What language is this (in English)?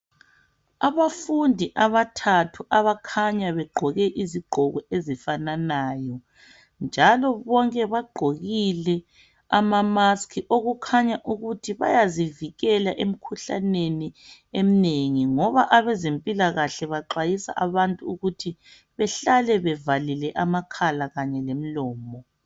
North Ndebele